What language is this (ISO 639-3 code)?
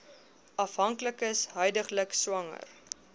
afr